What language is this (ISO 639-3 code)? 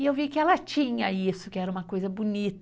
por